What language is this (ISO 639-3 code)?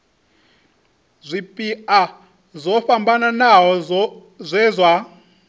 ven